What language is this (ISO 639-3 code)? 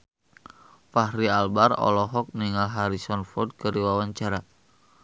sun